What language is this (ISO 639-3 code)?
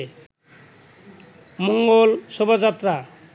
ben